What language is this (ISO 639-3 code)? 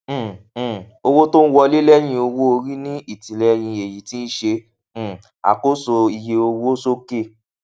yor